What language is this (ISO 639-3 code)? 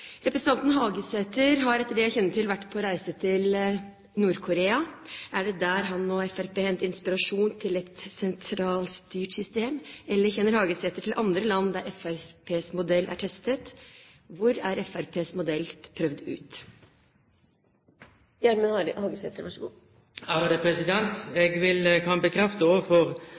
nor